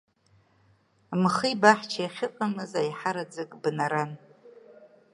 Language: Abkhazian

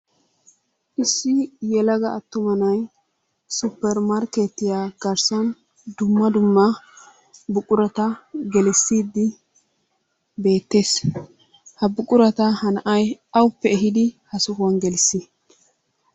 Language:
Wolaytta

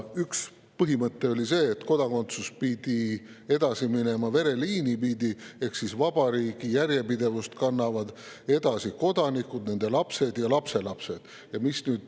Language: Estonian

